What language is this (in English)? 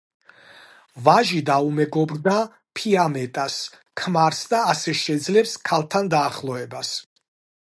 Georgian